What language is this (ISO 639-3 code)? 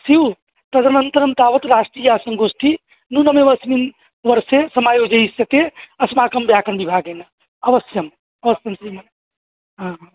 san